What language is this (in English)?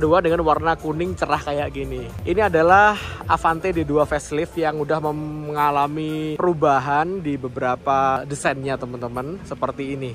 Indonesian